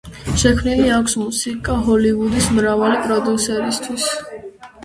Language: Georgian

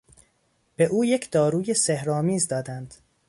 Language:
Persian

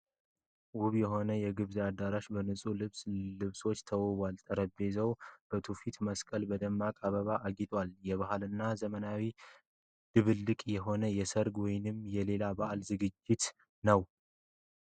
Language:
Amharic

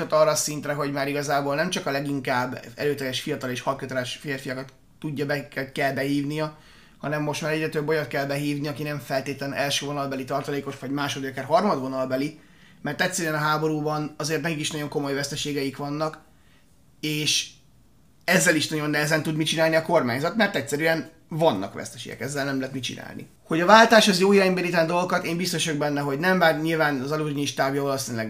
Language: Hungarian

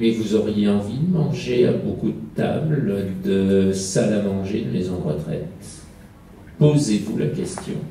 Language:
French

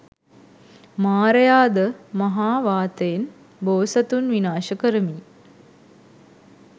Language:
Sinhala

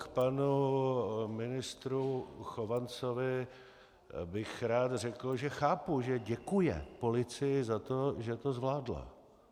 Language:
Czech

